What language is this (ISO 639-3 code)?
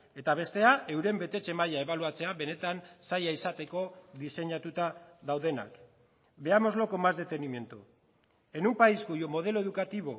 eus